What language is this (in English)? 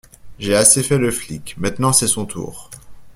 French